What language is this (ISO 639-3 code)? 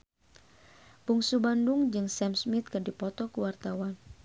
sun